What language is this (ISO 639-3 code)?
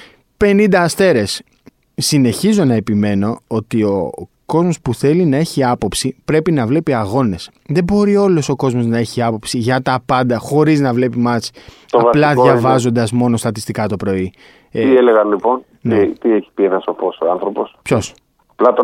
ell